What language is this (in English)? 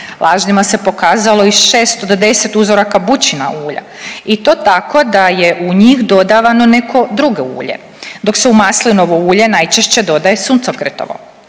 Croatian